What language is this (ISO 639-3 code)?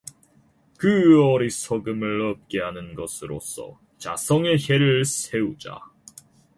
kor